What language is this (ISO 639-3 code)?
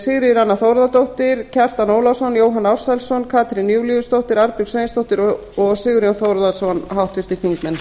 isl